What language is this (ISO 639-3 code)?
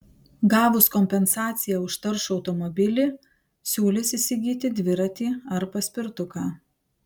lit